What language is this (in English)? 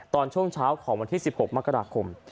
Thai